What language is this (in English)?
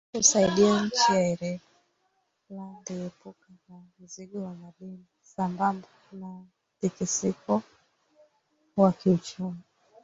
Swahili